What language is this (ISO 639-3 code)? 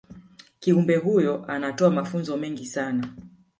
swa